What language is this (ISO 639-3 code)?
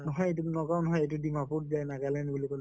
asm